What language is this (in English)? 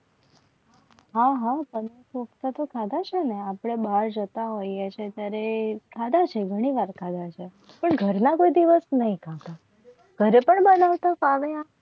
Gujarati